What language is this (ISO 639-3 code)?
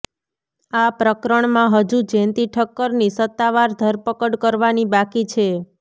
guj